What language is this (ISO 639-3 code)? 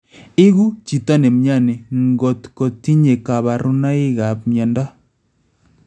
kln